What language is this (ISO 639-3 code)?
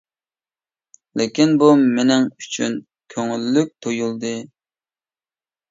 uig